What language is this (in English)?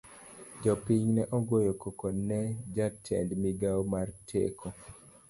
Luo (Kenya and Tanzania)